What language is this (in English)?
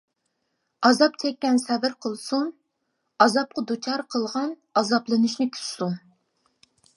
Uyghur